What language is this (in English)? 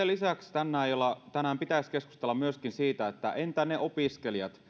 Finnish